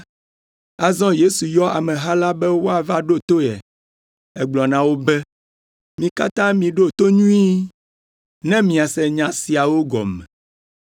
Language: Ewe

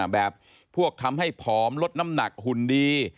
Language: Thai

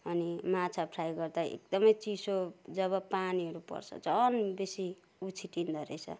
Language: Nepali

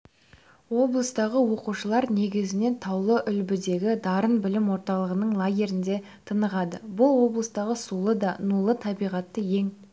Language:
Kazakh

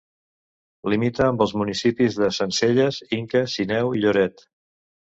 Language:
Catalan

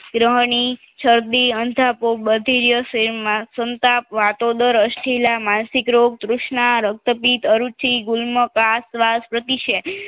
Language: Gujarati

